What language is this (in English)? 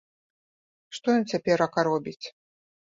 Belarusian